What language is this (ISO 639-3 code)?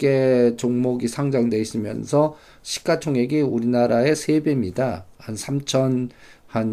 kor